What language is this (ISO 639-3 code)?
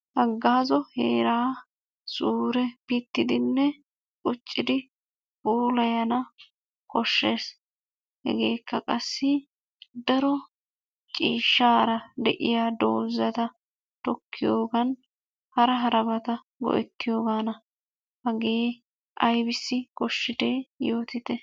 wal